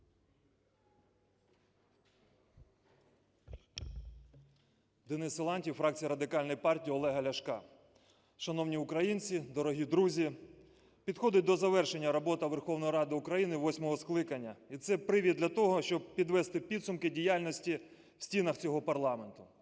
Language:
Ukrainian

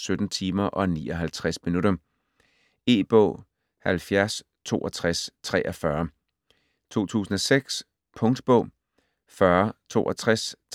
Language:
Danish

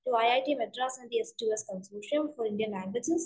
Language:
Malayalam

